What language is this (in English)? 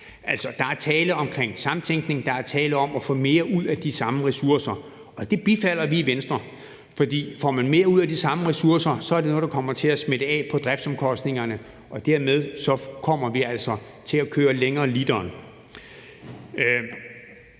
Danish